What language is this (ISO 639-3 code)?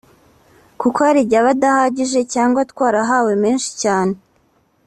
kin